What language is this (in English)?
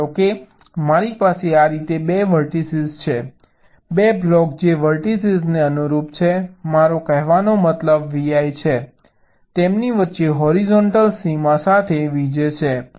Gujarati